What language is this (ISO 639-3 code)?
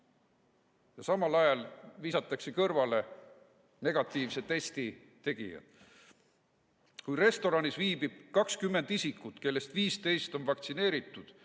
est